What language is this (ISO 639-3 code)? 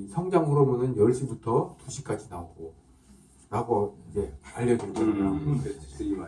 kor